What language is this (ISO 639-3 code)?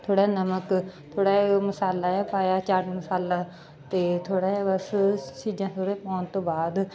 pan